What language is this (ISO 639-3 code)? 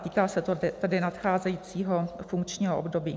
ces